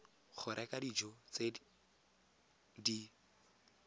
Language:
Tswana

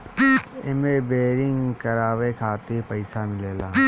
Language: Bhojpuri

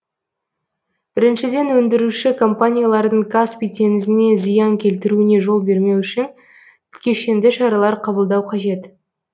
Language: Kazakh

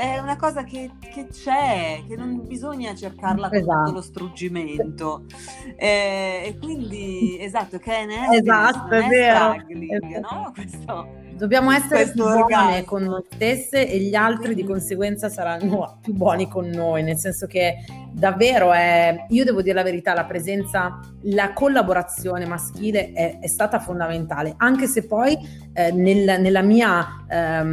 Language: Italian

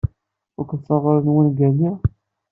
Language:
Kabyle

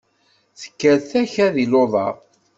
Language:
Kabyle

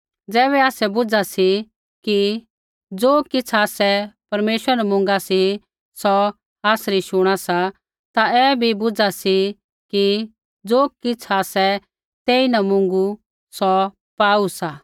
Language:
Kullu Pahari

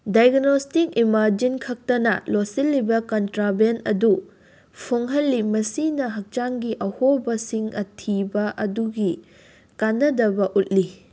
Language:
Manipuri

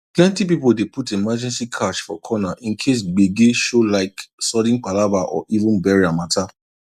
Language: Nigerian Pidgin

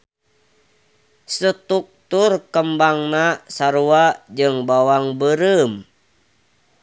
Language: Sundanese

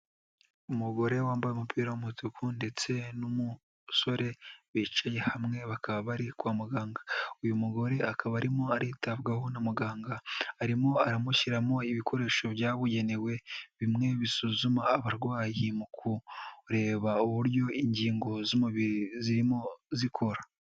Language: Kinyarwanda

